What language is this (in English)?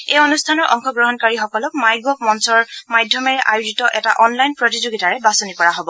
Assamese